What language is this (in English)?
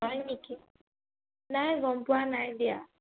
Assamese